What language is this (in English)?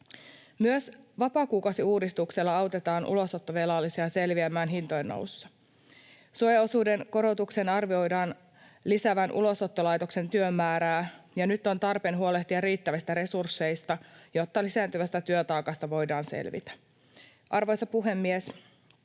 Finnish